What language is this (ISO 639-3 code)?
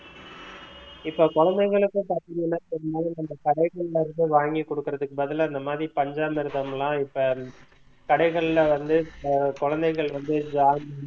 tam